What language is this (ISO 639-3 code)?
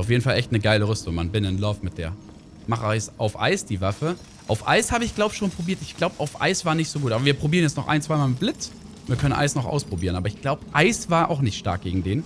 deu